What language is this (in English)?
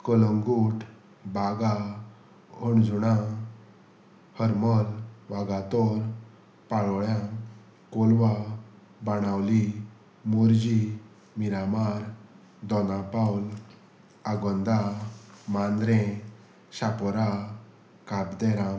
Konkani